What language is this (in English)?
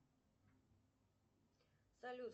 Russian